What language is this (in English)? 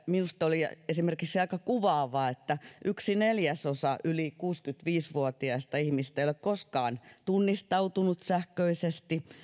Finnish